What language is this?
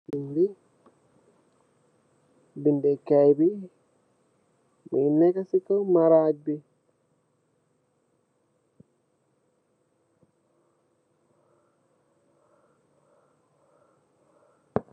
Wolof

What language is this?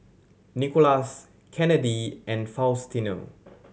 English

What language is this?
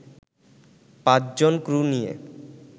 Bangla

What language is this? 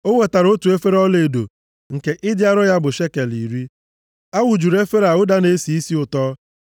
Igbo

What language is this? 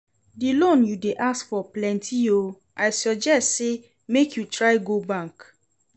Nigerian Pidgin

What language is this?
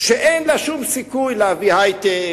Hebrew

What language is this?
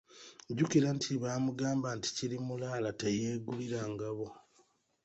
Ganda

